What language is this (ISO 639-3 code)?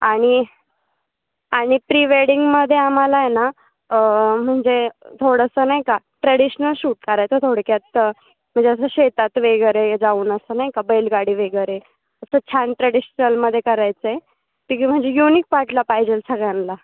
mar